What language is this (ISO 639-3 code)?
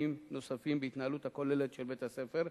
heb